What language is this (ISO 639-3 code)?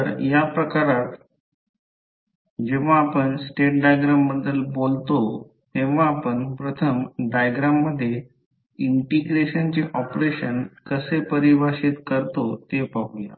mar